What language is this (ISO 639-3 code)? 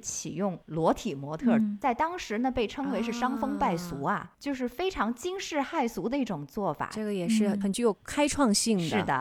zho